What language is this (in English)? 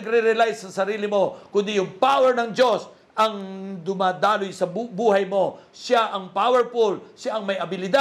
Filipino